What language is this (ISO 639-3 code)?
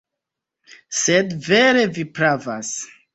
epo